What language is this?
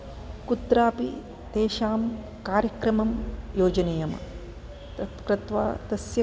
Sanskrit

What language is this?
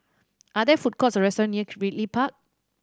English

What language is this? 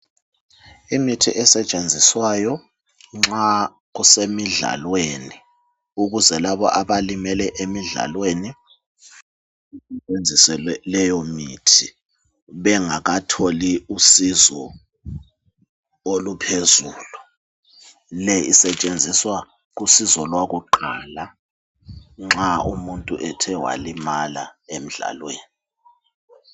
North Ndebele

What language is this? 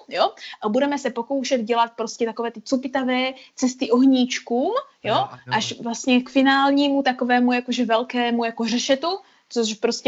Czech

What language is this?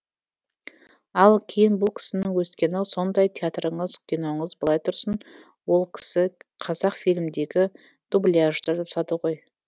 Kazakh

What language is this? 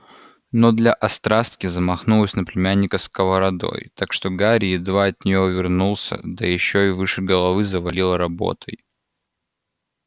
Russian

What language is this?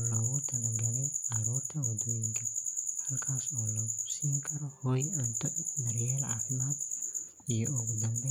Somali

